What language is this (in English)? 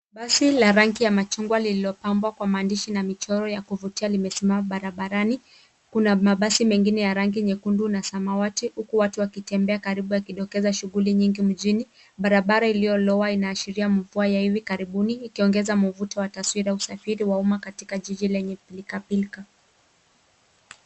Swahili